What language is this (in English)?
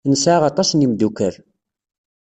Kabyle